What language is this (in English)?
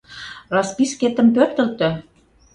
Mari